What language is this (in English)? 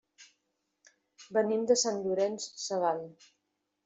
Catalan